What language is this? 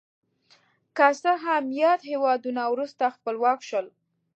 Pashto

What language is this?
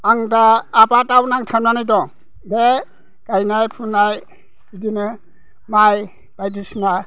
Bodo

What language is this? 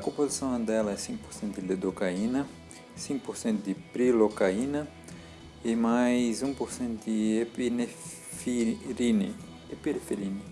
Portuguese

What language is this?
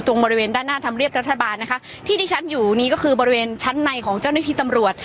Thai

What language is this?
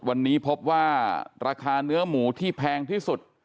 Thai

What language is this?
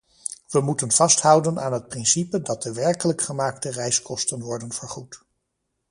Dutch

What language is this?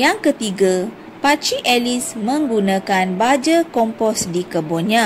Malay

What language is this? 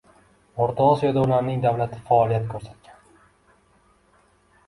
Uzbek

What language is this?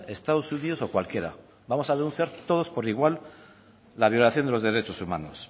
Spanish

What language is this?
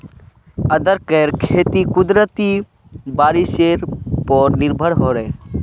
Magahi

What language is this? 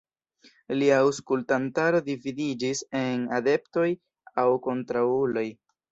Esperanto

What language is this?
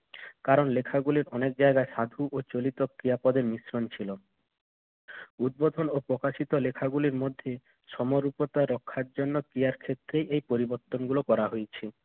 Bangla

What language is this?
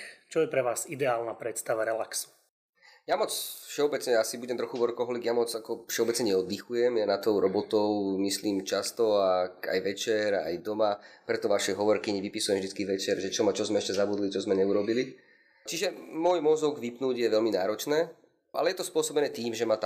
Slovak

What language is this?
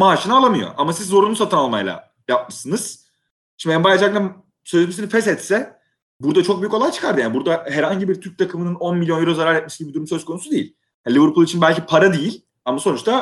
Turkish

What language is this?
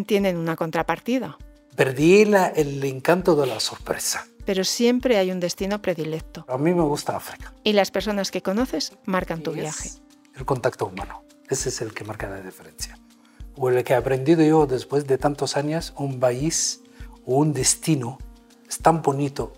Spanish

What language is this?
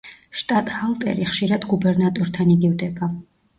Georgian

